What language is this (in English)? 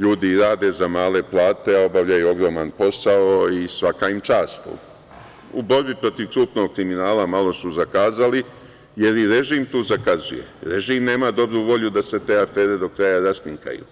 Serbian